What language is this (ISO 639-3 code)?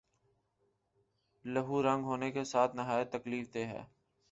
urd